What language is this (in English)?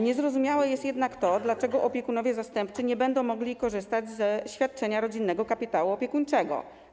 Polish